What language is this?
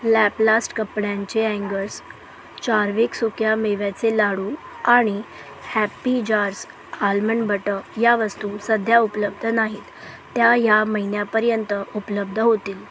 Marathi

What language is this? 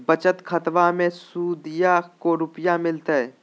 Magahi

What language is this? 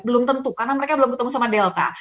Indonesian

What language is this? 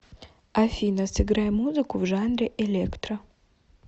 Russian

